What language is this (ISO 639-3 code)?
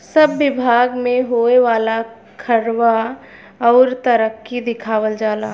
bho